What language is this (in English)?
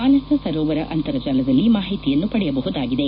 Kannada